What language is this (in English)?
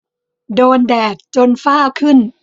Thai